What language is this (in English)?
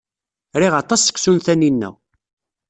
Kabyle